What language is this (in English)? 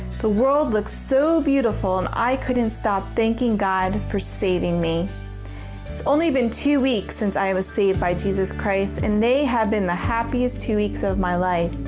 English